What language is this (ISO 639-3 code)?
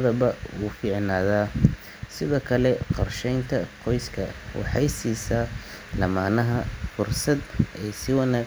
som